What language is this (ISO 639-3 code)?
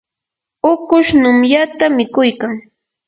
qur